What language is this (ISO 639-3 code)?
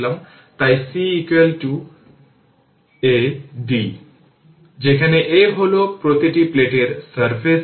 ben